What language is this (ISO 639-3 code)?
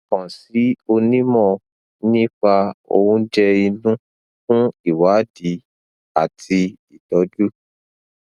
yor